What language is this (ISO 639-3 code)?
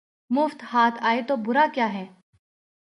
urd